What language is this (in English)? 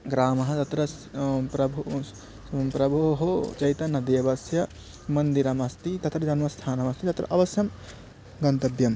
Sanskrit